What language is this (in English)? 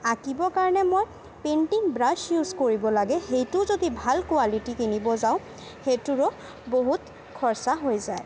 Assamese